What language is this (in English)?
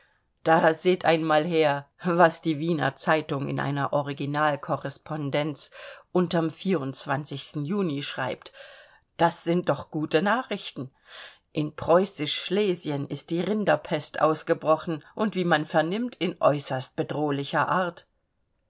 German